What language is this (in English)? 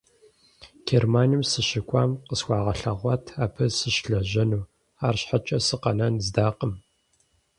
Kabardian